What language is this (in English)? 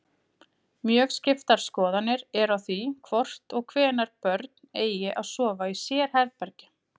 Icelandic